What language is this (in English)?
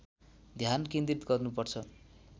Nepali